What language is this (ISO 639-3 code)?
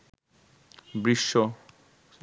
ben